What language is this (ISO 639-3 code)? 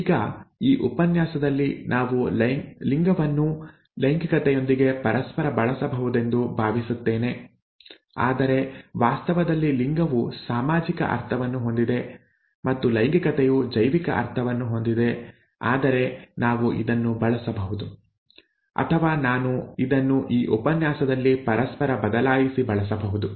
kan